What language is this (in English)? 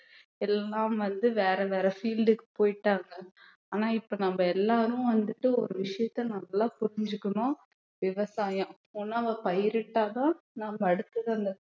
Tamil